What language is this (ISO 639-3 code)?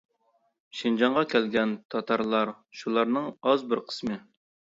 uig